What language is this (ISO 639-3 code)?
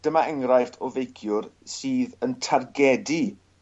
cym